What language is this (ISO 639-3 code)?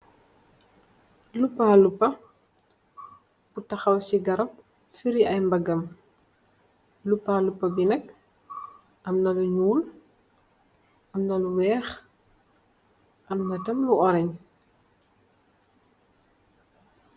wol